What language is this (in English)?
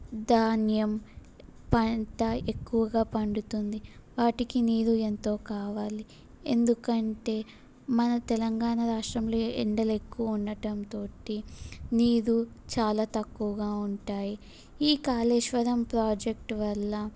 Telugu